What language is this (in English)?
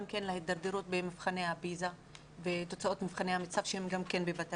Hebrew